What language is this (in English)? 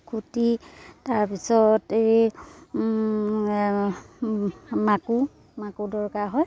Assamese